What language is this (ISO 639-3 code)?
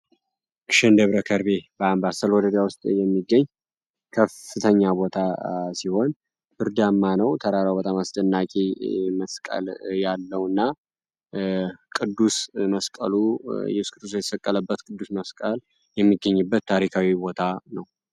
amh